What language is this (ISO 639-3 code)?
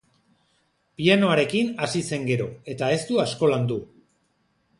eus